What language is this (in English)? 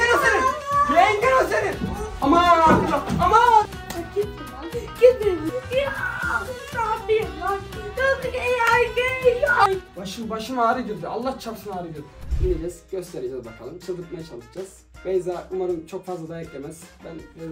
Turkish